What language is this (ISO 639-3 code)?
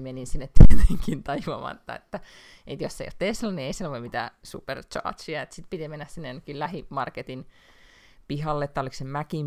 fin